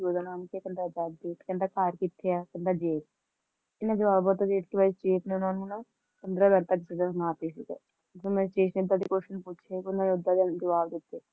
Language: Punjabi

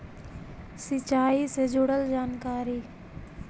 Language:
Magahi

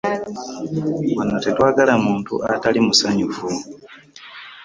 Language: Ganda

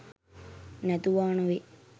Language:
Sinhala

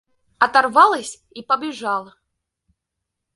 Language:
Russian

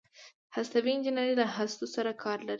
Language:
Pashto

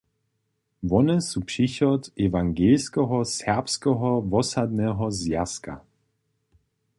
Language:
Upper Sorbian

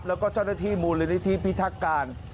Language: Thai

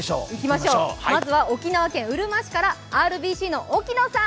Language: Japanese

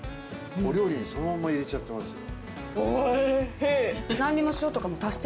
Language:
Japanese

